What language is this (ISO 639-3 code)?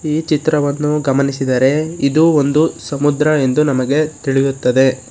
kan